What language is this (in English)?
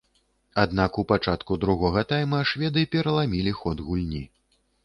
Belarusian